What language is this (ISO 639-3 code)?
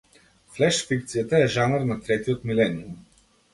mkd